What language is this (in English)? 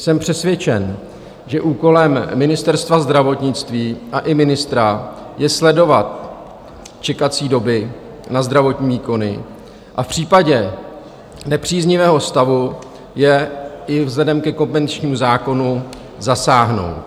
Czech